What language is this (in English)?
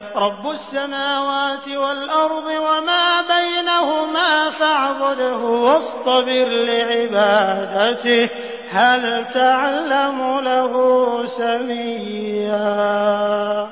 Arabic